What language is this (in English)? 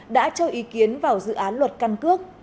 Vietnamese